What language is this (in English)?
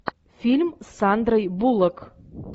Russian